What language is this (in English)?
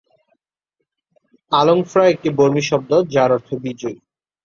Bangla